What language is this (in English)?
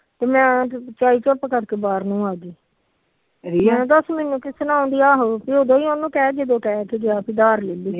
Punjabi